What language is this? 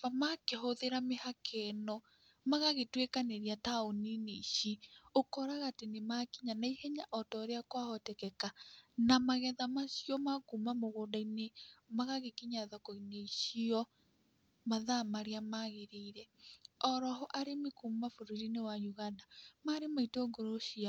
Kikuyu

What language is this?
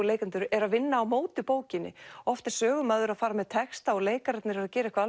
Icelandic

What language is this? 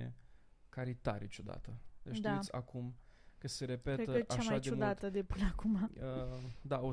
Romanian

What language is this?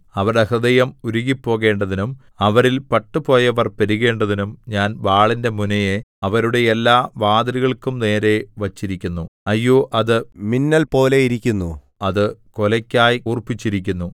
Malayalam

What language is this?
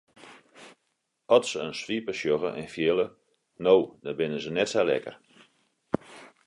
Western Frisian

